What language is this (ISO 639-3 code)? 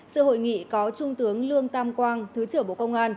vie